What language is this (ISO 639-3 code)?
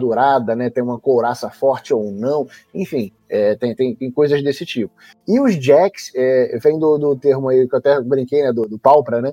por